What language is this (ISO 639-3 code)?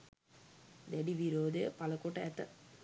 sin